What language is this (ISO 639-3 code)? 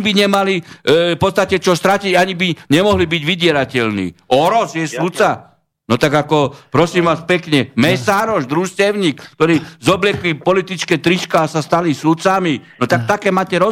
slk